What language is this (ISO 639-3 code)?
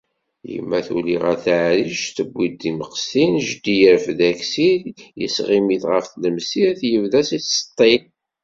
kab